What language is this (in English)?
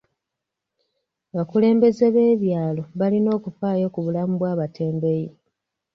Ganda